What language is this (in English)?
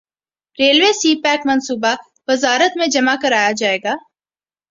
Urdu